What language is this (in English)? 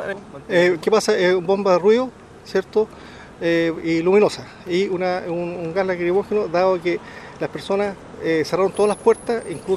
Spanish